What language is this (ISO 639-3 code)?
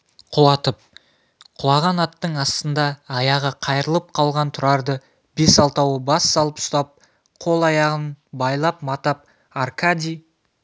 kaz